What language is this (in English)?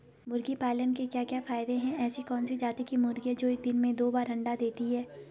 Hindi